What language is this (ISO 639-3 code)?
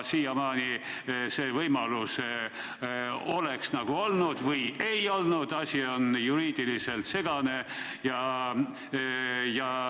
est